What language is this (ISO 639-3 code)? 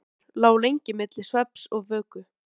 isl